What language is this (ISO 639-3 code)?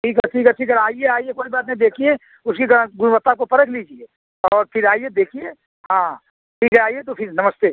hin